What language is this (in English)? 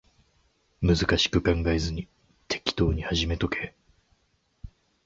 Japanese